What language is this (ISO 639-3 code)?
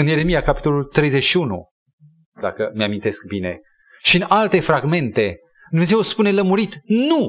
ron